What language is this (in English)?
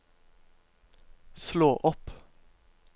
Norwegian